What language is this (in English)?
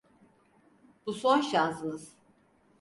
Turkish